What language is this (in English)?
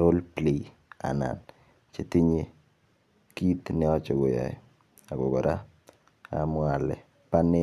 Kalenjin